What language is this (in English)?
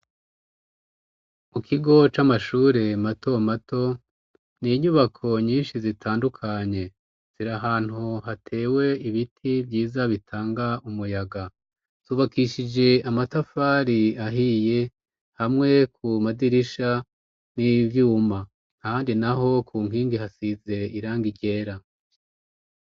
Rundi